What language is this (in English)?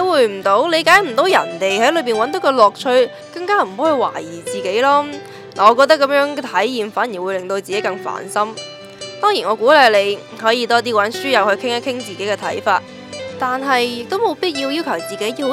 Chinese